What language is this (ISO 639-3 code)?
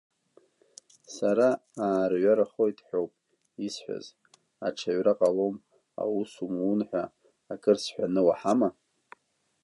abk